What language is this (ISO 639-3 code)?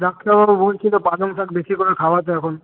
ben